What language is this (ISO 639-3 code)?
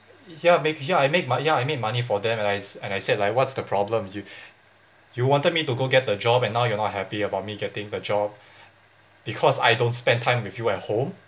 eng